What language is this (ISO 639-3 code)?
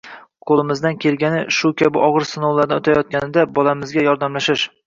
uzb